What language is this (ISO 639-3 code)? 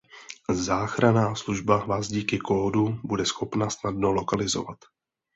ces